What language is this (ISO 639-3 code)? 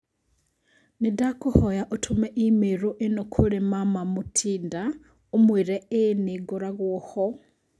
kik